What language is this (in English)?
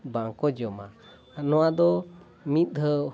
Santali